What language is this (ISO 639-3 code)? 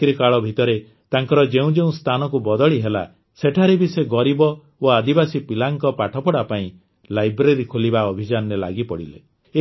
ori